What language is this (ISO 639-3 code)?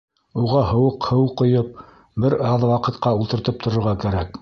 bak